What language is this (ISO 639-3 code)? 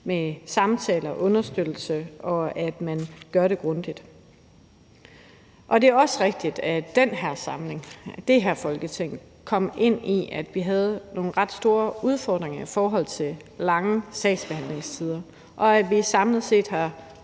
dan